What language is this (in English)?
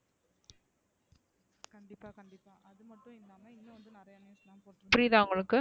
Tamil